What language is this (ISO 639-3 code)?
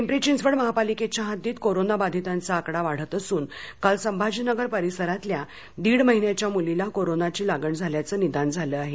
mar